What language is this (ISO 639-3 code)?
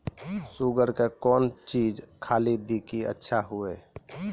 mai